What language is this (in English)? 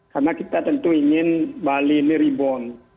Indonesian